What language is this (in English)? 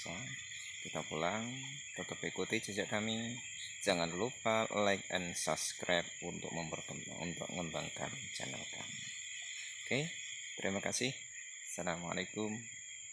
Indonesian